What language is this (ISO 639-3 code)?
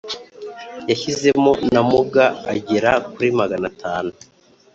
kin